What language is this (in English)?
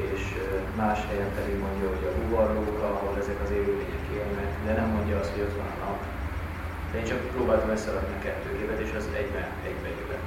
Hungarian